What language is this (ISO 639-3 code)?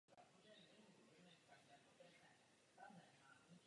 ces